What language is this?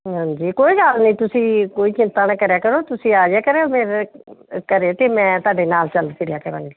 Punjabi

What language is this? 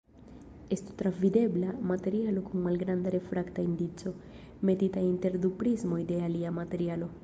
Esperanto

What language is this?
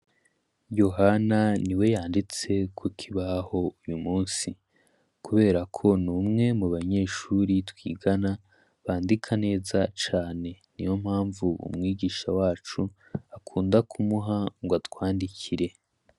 Rundi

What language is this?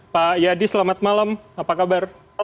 Indonesian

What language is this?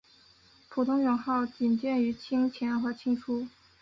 Chinese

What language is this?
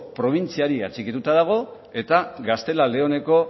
Basque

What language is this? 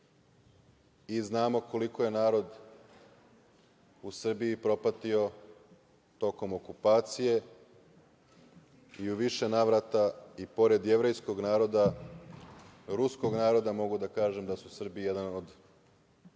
Serbian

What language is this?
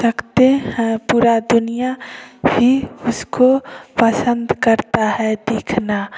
Hindi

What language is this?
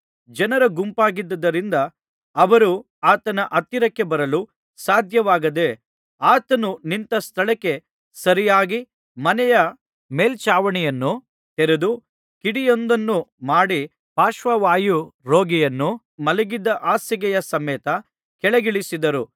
Kannada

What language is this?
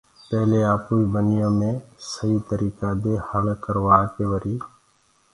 Gurgula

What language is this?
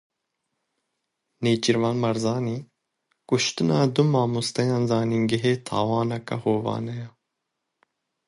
Kurdish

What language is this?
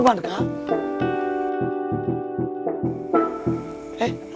Indonesian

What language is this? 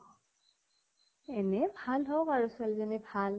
Assamese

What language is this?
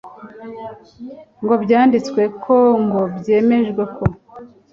Kinyarwanda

